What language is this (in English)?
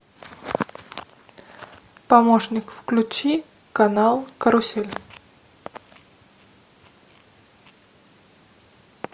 Russian